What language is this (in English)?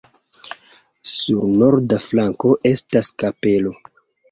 Esperanto